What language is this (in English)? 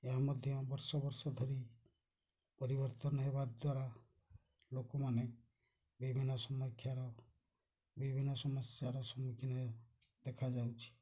Odia